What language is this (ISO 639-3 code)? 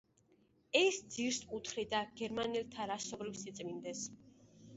kat